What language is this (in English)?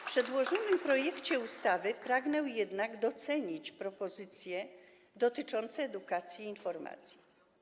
Polish